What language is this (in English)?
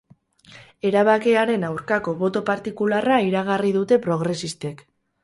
Basque